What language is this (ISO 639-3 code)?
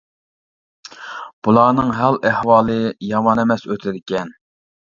uig